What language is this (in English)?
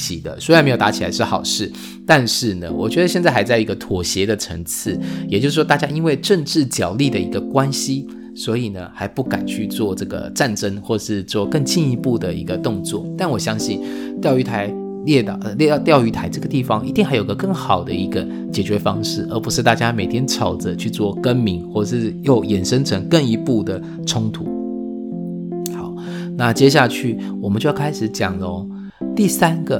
Chinese